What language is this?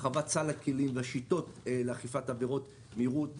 Hebrew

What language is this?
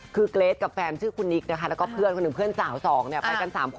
Thai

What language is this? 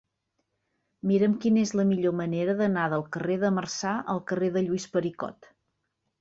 Catalan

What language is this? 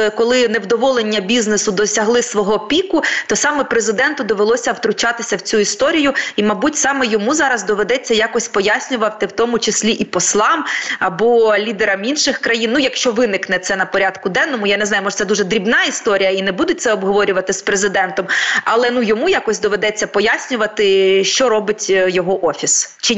Ukrainian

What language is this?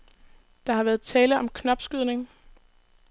Danish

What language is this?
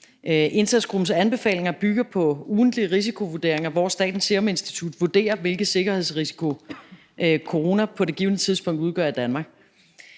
Danish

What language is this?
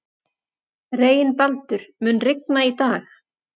Icelandic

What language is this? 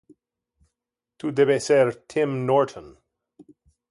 Interlingua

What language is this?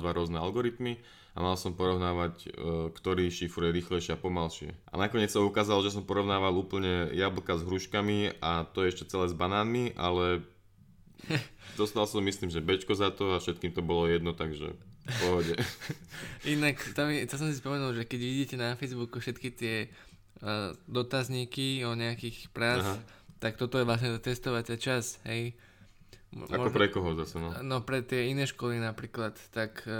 Slovak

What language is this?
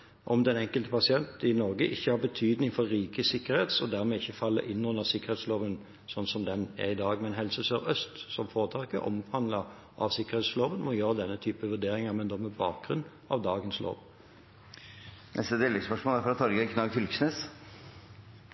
Norwegian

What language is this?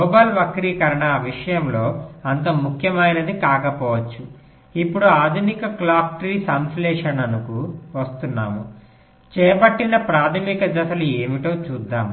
Telugu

